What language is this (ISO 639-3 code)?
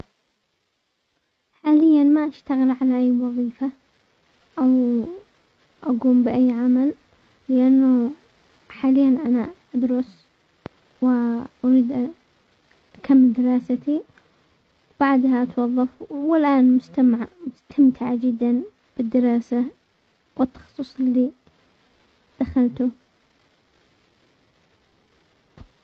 acx